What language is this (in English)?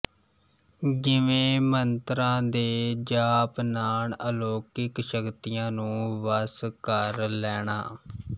Punjabi